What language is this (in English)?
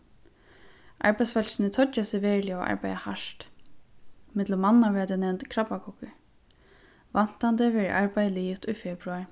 Faroese